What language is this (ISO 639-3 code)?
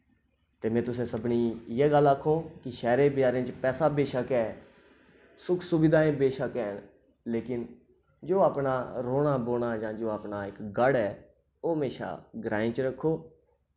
doi